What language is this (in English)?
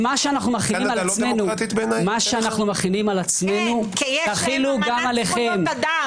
Hebrew